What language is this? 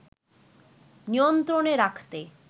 Bangla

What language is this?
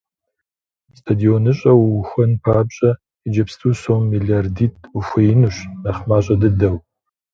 Kabardian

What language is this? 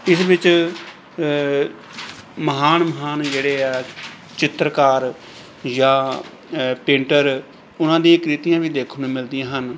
Punjabi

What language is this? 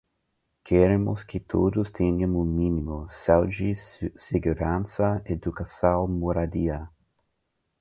Portuguese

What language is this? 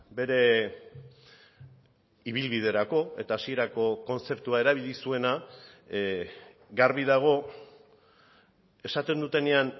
Basque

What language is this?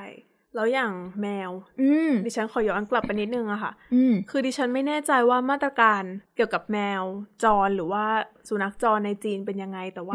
Thai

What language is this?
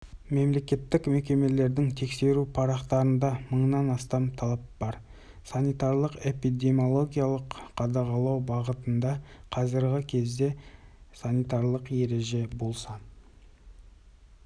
Kazakh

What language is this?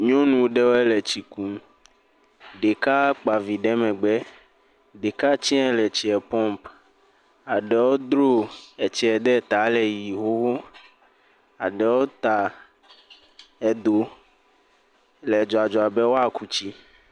Ewe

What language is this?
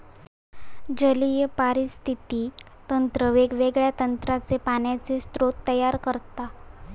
Marathi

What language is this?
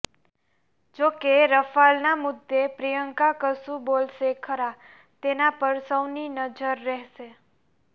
Gujarati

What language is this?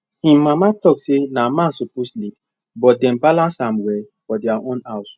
Nigerian Pidgin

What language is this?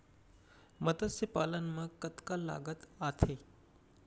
Chhattisgarhi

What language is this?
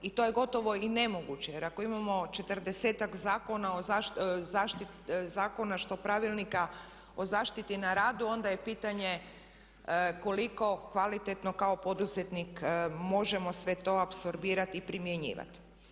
Croatian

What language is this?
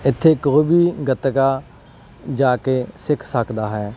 Punjabi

